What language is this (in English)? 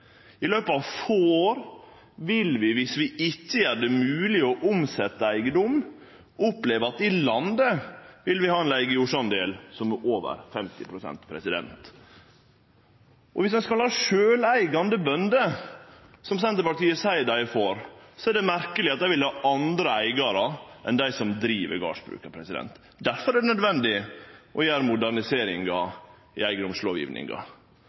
Norwegian Nynorsk